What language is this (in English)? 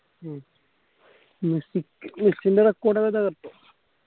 Malayalam